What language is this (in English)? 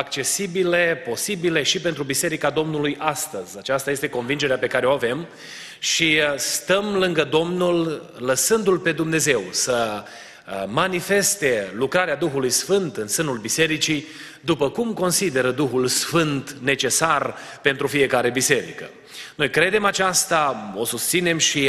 Romanian